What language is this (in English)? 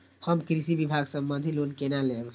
Maithili